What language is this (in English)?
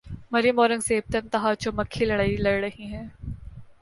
Urdu